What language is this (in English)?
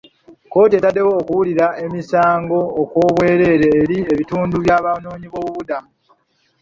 Ganda